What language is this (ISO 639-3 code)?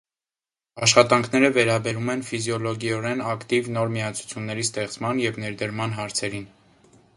hye